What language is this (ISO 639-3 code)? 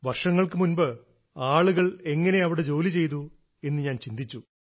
mal